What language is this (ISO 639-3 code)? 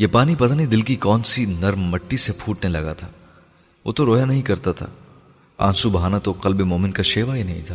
urd